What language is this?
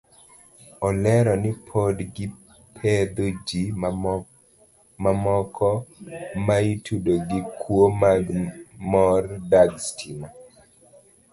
Luo (Kenya and Tanzania)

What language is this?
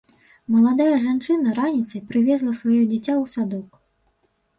Belarusian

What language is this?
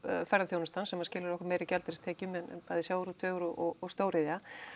Icelandic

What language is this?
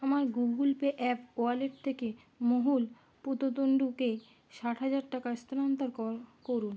Bangla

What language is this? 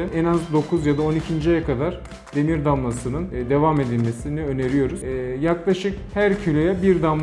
Turkish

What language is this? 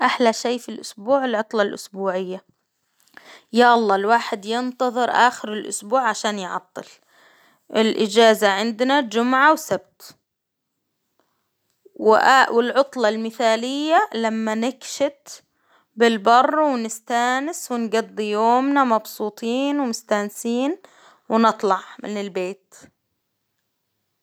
Hijazi Arabic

